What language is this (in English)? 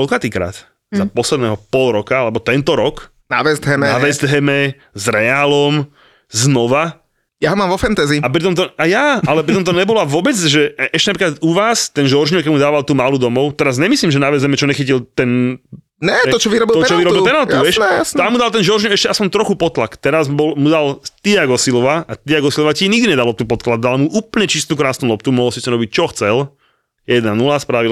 Slovak